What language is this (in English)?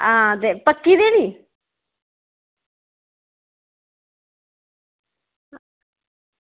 Dogri